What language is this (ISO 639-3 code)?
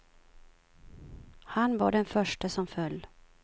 swe